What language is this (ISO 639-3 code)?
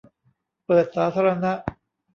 tha